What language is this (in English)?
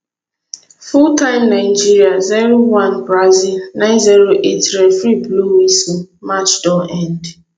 Nigerian Pidgin